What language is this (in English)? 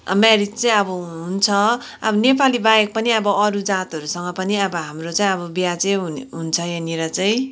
Nepali